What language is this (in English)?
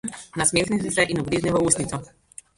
Slovenian